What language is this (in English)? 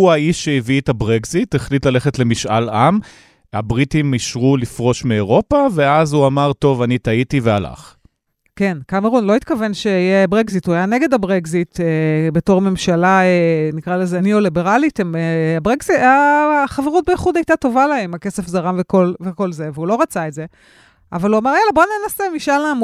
Hebrew